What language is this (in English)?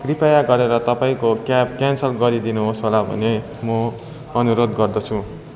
Nepali